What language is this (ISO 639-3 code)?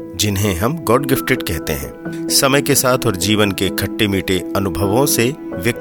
hin